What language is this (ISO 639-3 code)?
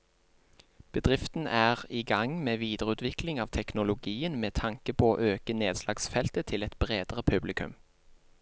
nor